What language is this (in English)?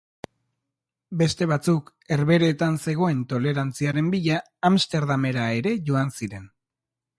Basque